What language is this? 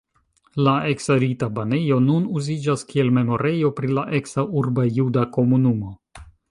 Esperanto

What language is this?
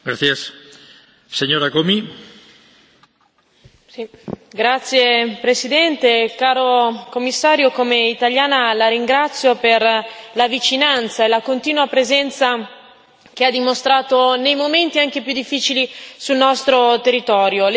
Italian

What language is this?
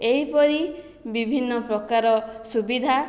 Odia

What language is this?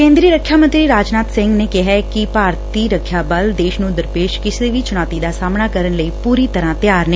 Punjabi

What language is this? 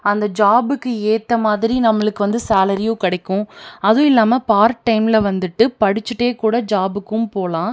Tamil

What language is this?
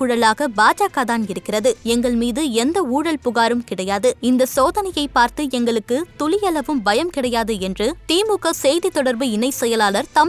Tamil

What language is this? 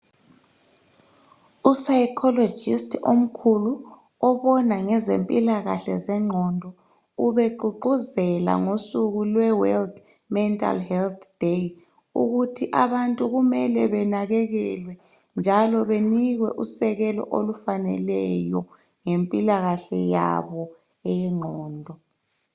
North Ndebele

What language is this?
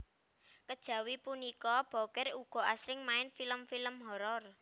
Javanese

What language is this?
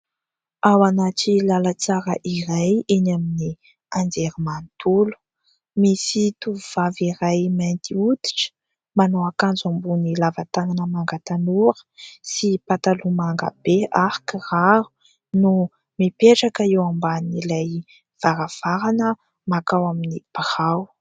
Malagasy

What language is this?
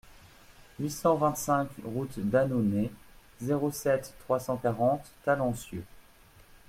French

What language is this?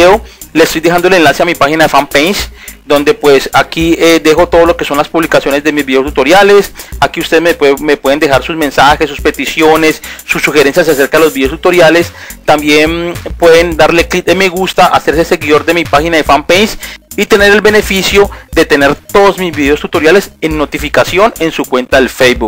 Spanish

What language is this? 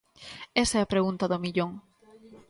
Galician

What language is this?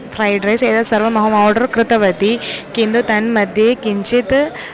Sanskrit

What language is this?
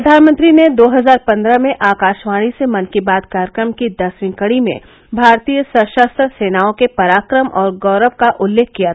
Hindi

